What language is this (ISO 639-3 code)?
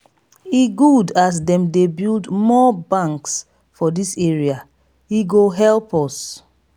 pcm